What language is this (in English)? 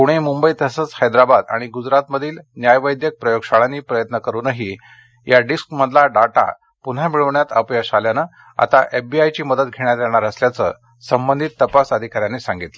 Marathi